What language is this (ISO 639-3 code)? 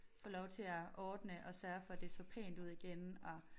dan